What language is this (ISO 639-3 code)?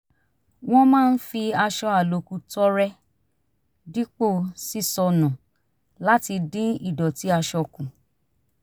yor